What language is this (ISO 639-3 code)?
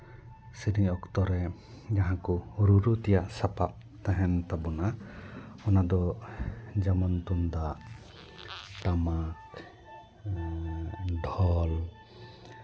sat